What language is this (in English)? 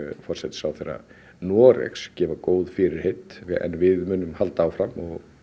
Icelandic